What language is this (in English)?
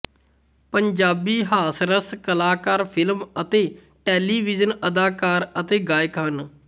Punjabi